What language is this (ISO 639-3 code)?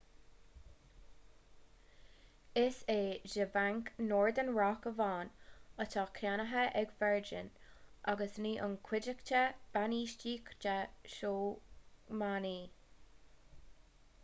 gle